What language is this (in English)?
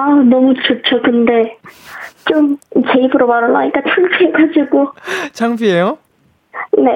Korean